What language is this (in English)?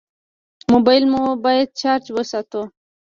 Pashto